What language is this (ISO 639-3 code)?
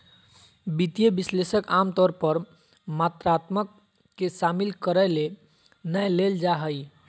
mag